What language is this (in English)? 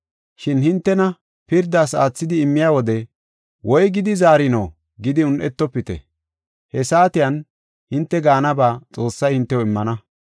Gofa